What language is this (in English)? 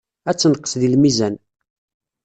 Kabyle